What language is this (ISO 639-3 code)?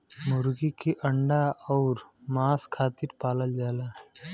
bho